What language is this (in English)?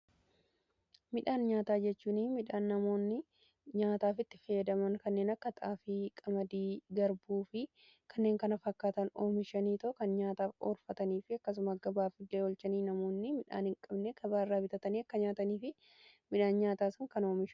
Oromo